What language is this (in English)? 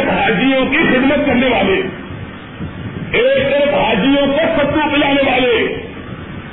Urdu